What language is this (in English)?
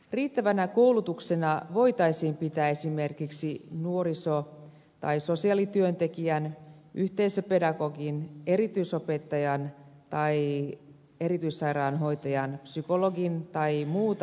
Finnish